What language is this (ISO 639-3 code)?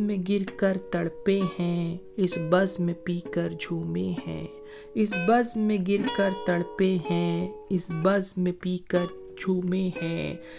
urd